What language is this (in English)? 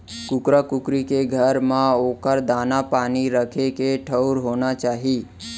Chhattisgarhi